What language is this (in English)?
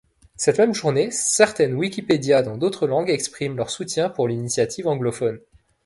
French